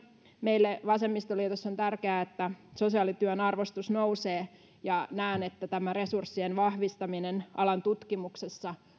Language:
Finnish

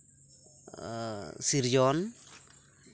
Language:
Santali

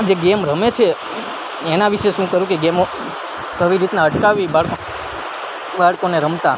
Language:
Gujarati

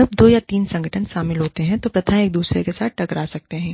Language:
Hindi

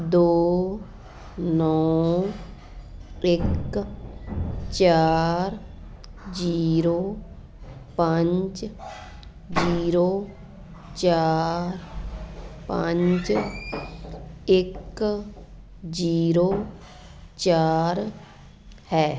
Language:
Punjabi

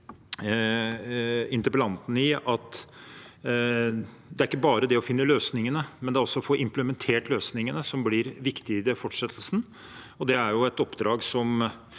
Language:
Norwegian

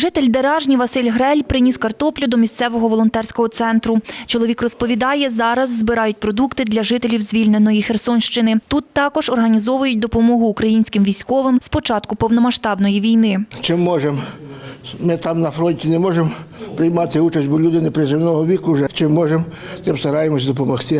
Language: Ukrainian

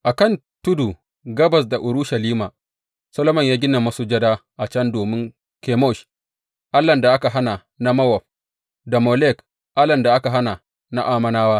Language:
Hausa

